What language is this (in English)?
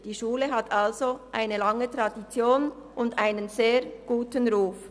Swiss German